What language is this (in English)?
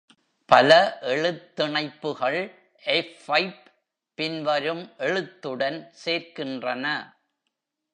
Tamil